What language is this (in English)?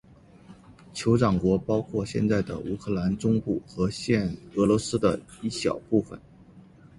Chinese